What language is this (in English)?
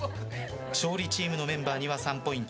Japanese